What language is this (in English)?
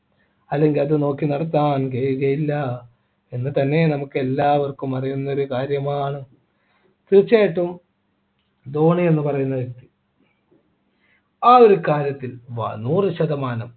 Malayalam